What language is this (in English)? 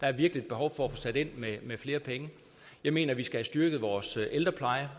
Danish